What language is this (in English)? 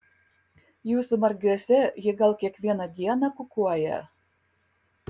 Lithuanian